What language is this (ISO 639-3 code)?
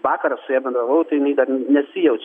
lit